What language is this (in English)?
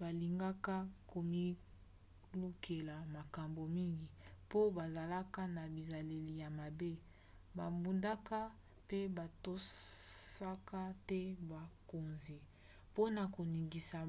Lingala